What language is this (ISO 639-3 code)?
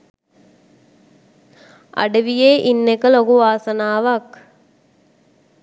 sin